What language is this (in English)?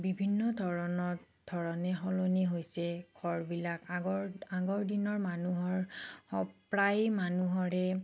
Assamese